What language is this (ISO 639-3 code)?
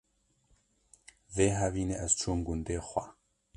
kur